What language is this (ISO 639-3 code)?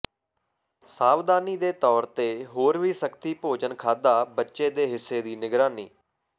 pan